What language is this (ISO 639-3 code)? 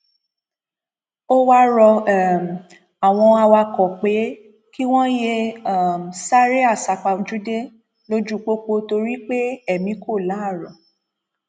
yor